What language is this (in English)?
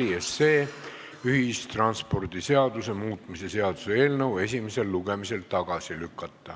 Estonian